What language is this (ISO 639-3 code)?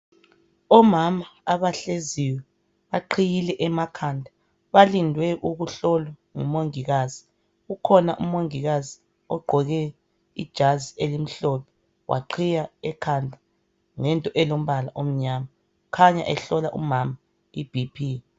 nde